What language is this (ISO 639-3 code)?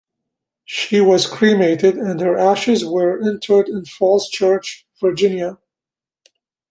eng